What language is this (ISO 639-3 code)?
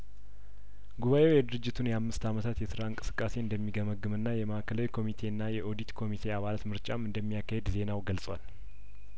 amh